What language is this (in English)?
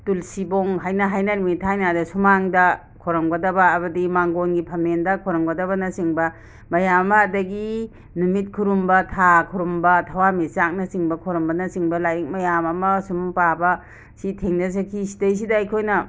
Manipuri